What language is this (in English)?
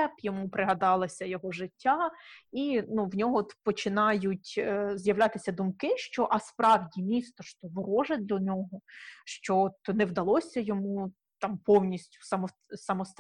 Ukrainian